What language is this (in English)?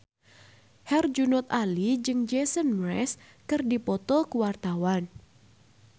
Sundanese